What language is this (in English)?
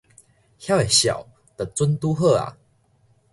Min Nan Chinese